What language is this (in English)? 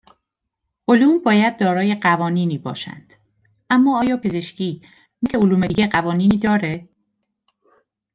Persian